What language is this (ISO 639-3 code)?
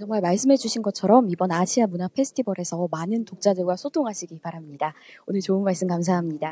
kor